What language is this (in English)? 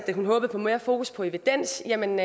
Danish